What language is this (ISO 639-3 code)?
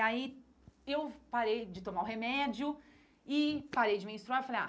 por